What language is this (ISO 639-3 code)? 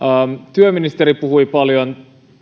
fin